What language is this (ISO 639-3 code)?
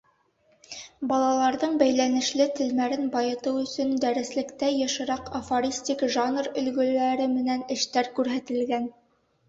bak